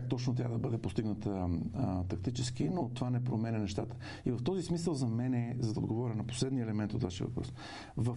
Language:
Bulgarian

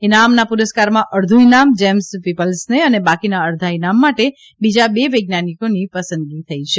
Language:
Gujarati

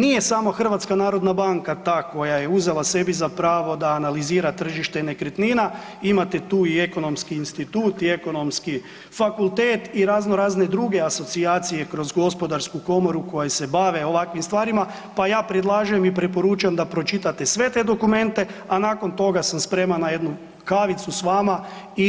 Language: Croatian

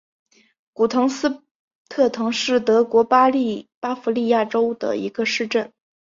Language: Chinese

